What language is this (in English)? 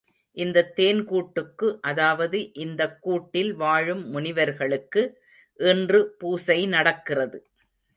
Tamil